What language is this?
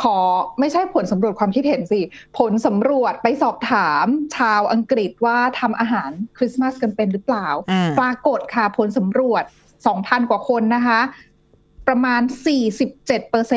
Thai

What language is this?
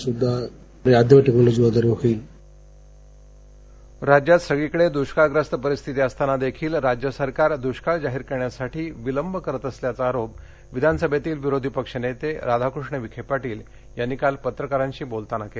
Marathi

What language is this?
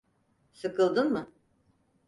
Turkish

